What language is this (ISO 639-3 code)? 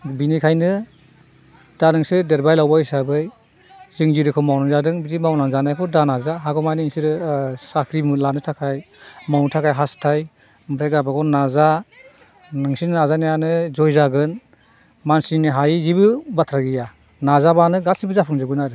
brx